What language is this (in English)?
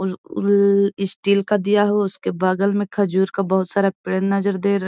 Magahi